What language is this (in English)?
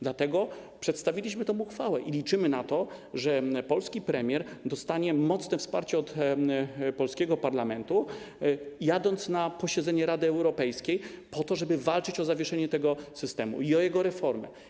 Polish